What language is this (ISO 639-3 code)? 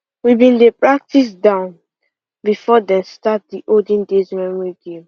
pcm